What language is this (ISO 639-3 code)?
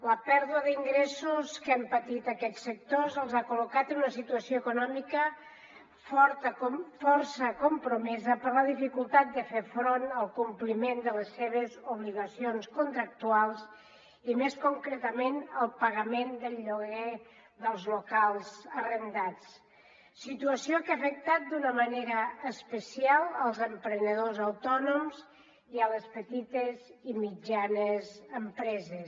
cat